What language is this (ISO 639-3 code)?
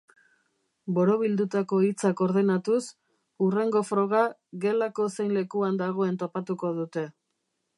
eus